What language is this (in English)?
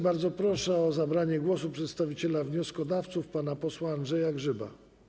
Polish